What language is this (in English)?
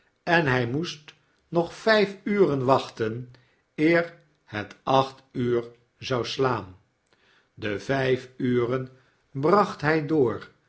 Dutch